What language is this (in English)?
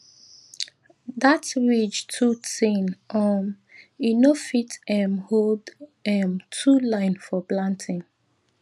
Nigerian Pidgin